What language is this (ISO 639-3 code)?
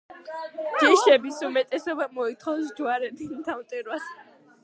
kat